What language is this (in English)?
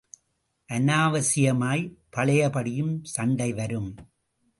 Tamil